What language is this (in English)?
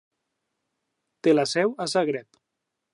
Catalan